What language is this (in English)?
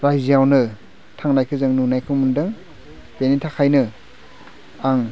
Bodo